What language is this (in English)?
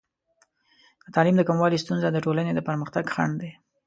Pashto